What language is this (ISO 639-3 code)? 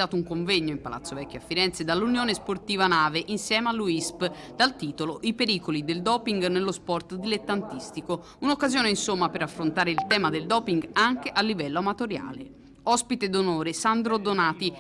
ita